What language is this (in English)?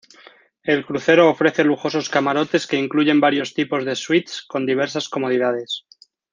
Spanish